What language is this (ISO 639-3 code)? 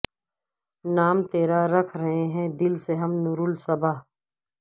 urd